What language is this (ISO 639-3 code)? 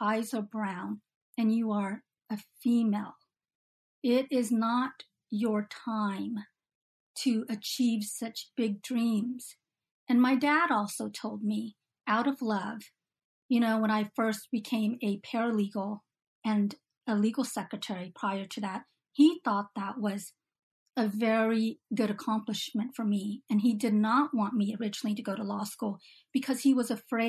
eng